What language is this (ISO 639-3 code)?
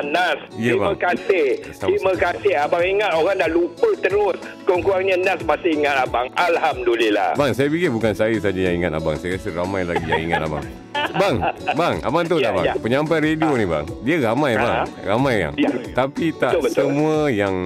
msa